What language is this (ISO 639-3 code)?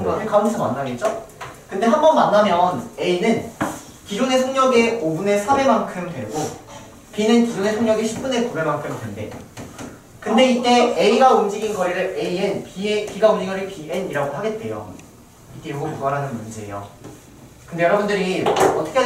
kor